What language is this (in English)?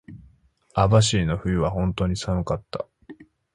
Japanese